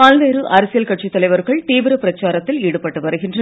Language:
Tamil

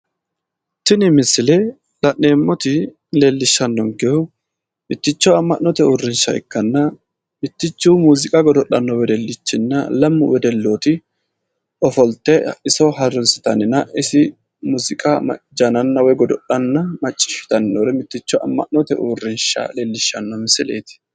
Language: Sidamo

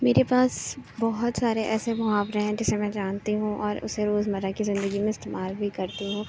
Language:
Urdu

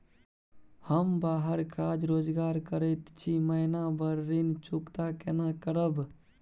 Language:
Maithili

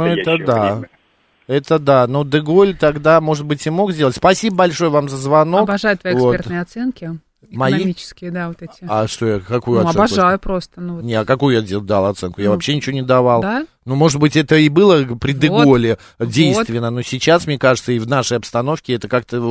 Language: Russian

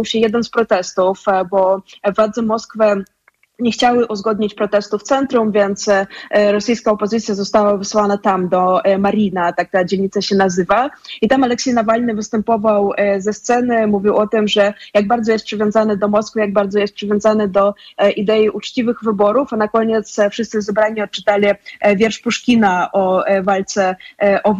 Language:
Polish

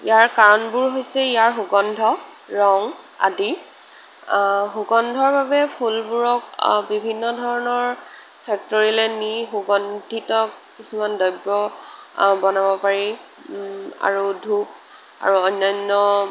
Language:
Assamese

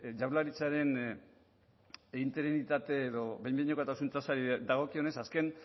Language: Basque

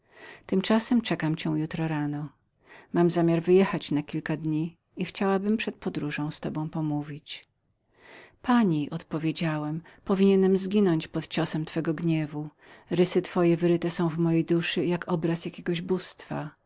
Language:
Polish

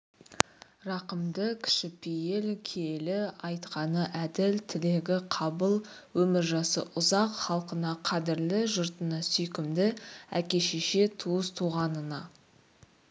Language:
Kazakh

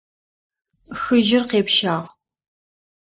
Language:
Adyghe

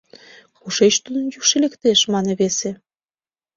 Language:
Mari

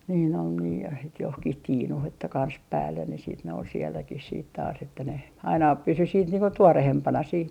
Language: Finnish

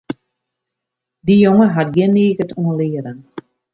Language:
Western Frisian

